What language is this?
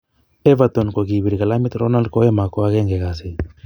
Kalenjin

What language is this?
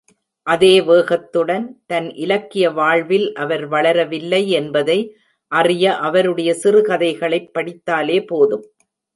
Tamil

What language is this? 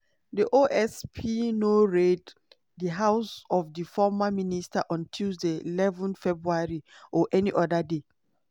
Nigerian Pidgin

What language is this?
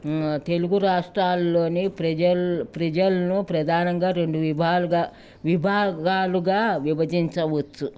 Telugu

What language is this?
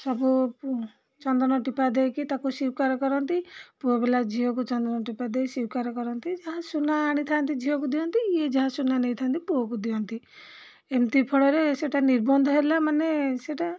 Odia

